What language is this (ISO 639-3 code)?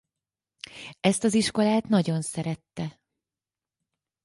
hun